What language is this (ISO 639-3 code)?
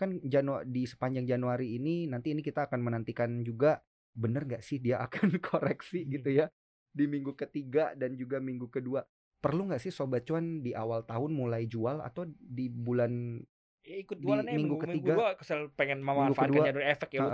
ind